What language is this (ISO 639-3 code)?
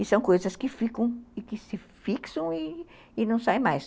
por